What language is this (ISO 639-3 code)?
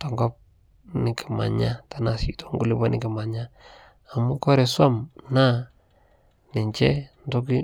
mas